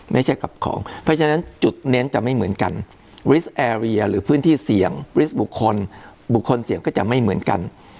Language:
Thai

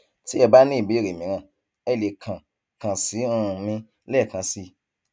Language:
Yoruba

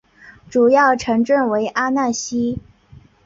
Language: Chinese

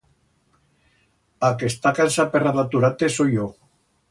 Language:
Aragonese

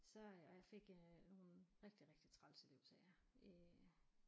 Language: Danish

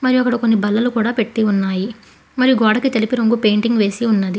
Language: Telugu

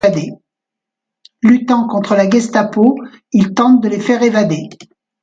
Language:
French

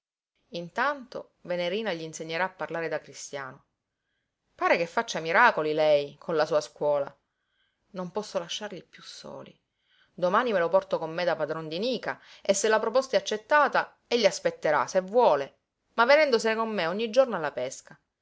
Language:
Italian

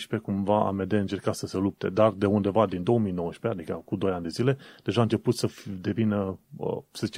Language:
Romanian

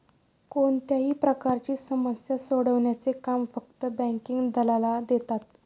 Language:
Marathi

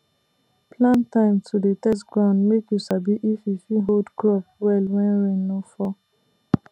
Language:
Nigerian Pidgin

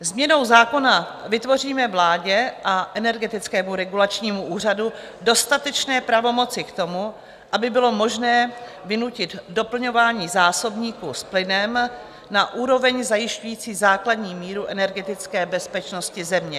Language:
Czech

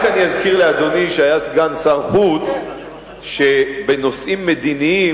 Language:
Hebrew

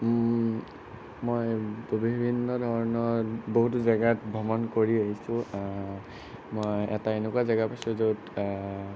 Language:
Assamese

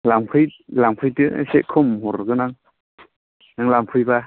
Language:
Bodo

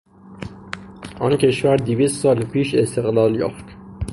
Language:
Persian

